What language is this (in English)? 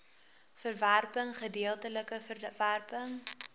Afrikaans